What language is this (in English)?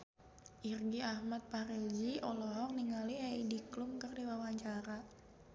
Sundanese